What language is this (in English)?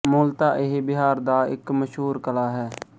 Punjabi